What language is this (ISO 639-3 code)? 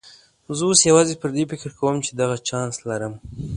pus